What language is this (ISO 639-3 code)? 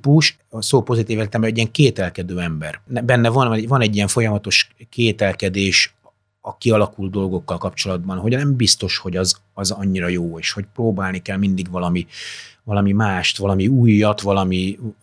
hun